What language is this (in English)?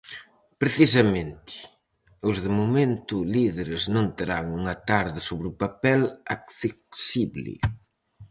Galician